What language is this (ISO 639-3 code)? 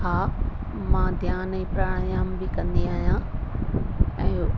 snd